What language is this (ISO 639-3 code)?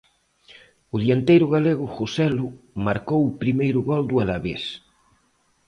glg